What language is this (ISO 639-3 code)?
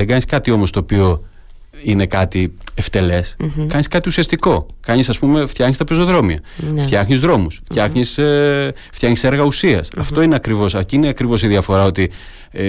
ell